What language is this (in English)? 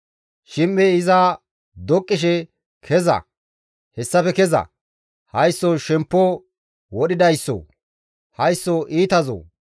Gamo